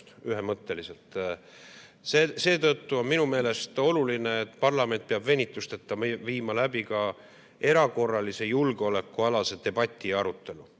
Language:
Estonian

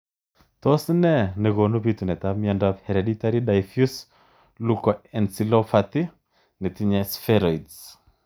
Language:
Kalenjin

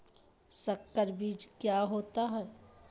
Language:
Magahi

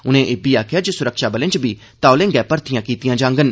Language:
Dogri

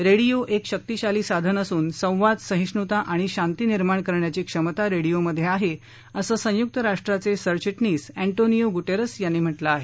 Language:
Marathi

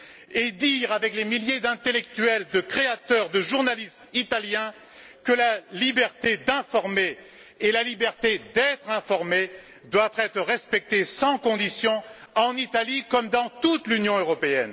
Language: French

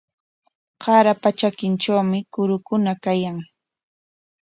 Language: Corongo Ancash Quechua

